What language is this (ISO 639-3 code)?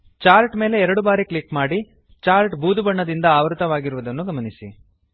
kan